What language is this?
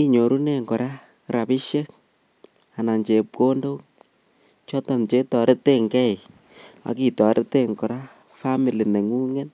Kalenjin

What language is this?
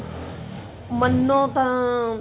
Punjabi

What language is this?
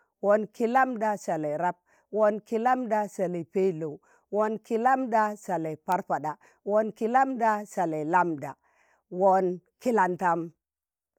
Tangale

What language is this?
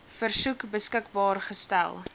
Afrikaans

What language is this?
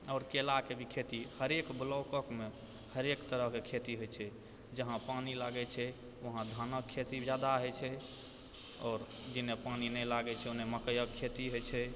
Maithili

